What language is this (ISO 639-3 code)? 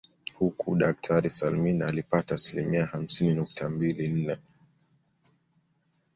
swa